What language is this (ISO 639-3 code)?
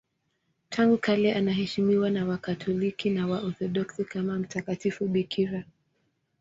swa